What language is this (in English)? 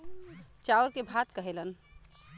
Bhojpuri